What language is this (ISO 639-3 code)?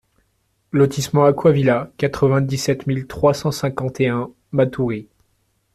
fra